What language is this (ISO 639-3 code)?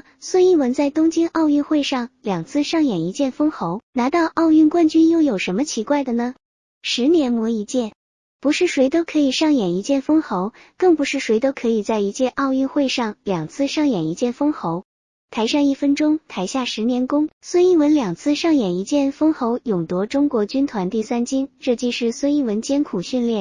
zho